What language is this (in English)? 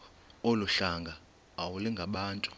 Xhosa